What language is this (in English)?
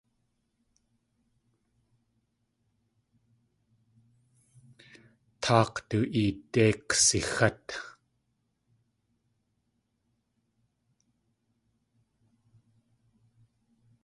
Tlingit